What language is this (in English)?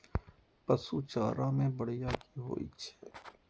Maithili